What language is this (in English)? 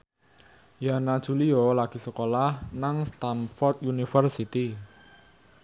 Javanese